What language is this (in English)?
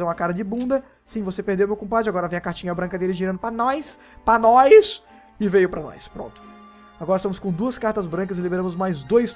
Portuguese